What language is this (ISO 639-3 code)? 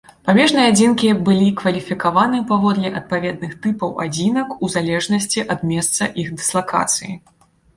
bel